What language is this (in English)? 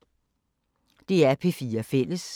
Danish